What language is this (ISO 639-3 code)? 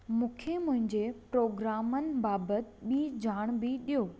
snd